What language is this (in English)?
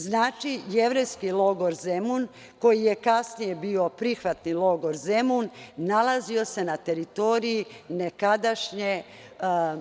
Serbian